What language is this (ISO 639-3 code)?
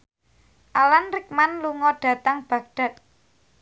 jav